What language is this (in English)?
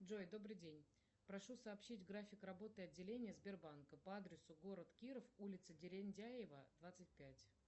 Russian